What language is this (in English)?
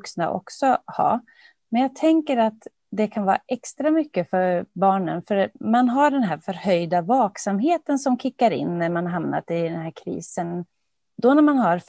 Swedish